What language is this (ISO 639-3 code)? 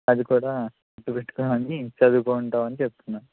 tel